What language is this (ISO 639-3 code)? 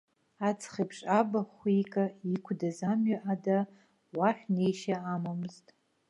abk